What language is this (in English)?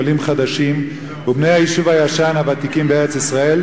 Hebrew